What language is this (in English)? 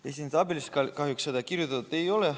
Estonian